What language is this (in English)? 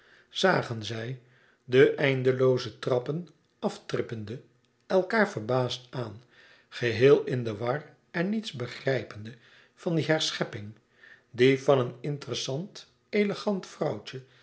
Dutch